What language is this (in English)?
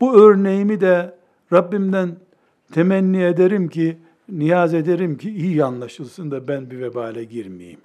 Turkish